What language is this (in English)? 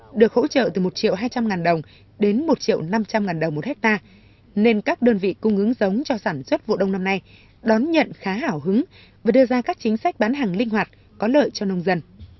Vietnamese